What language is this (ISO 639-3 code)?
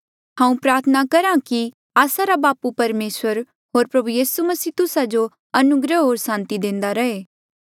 mjl